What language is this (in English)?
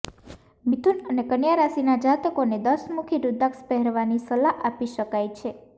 Gujarati